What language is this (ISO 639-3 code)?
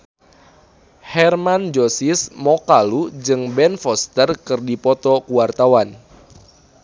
sun